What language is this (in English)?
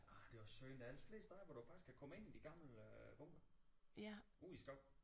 Danish